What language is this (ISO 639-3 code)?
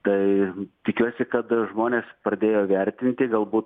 lit